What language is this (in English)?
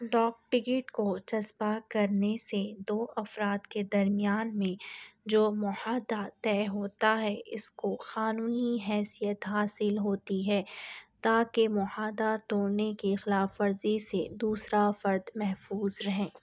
Urdu